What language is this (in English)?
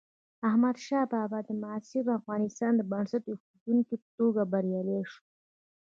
Pashto